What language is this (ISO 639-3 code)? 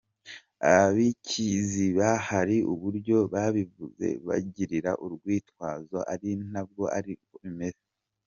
kin